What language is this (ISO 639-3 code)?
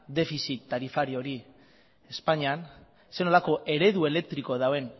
eus